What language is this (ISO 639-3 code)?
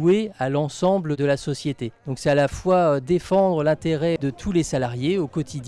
fra